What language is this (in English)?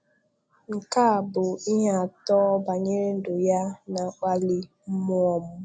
Igbo